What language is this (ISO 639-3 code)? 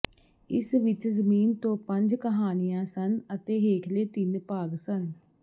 pan